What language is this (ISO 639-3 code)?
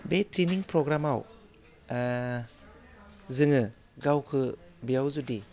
brx